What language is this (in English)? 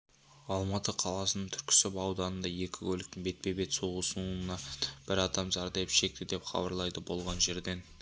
Kazakh